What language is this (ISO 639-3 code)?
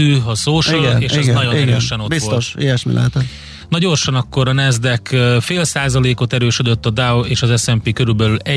hun